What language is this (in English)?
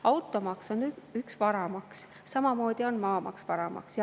Estonian